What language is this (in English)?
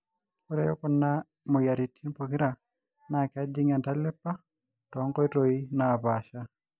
Masai